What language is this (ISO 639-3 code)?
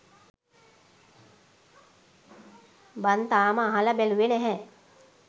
sin